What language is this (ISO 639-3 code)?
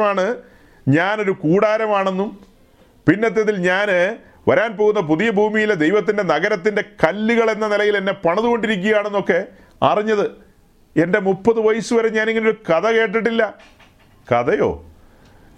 mal